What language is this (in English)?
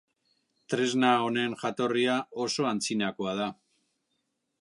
Basque